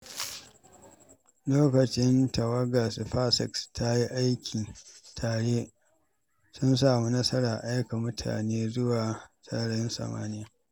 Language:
Hausa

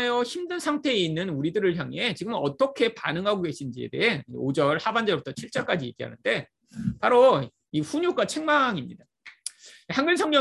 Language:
Korean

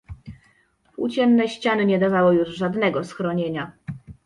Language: Polish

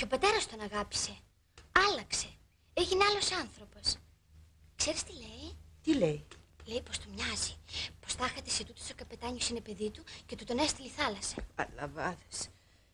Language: Greek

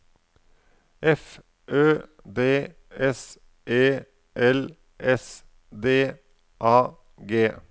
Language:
Norwegian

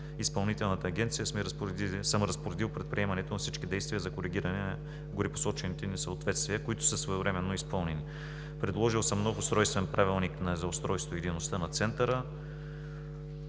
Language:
Bulgarian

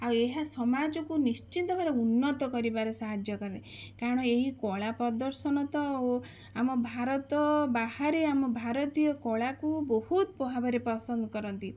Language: Odia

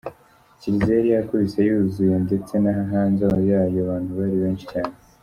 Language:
Kinyarwanda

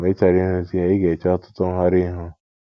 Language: Igbo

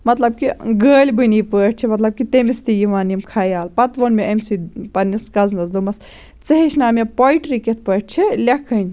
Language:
Kashmiri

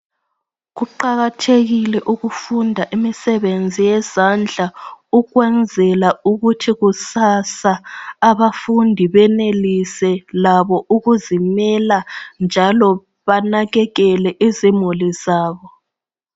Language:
North Ndebele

